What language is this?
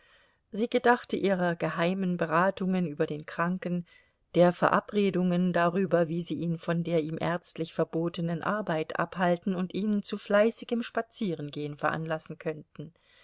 German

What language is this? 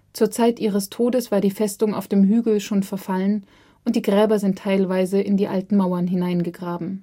German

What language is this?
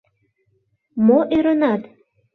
Mari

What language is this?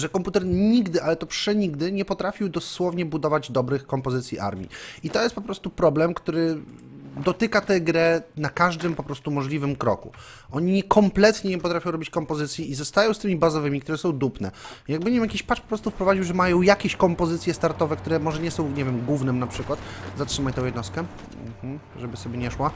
Polish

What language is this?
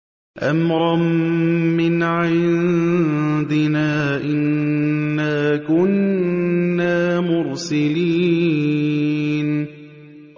Arabic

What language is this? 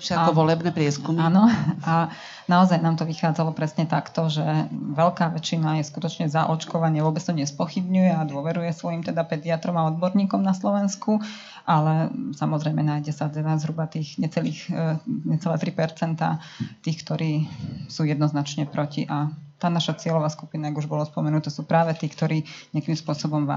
Slovak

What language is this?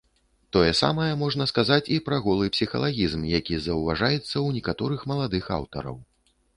Belarusian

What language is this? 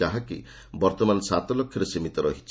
Odia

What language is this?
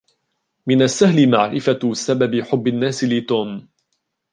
Arabic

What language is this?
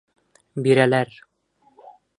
Bashkir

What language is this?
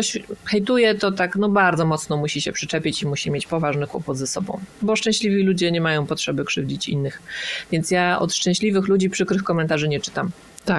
Polish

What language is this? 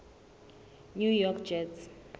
Southern Sotho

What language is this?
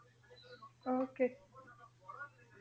Punjabi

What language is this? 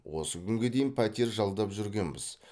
Kazakh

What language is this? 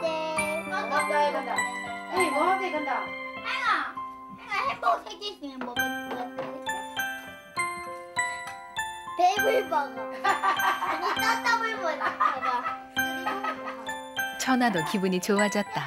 Korean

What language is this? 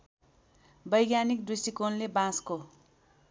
Nepali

